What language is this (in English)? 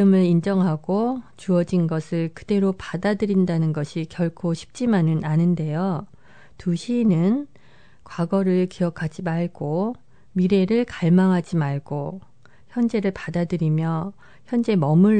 Korean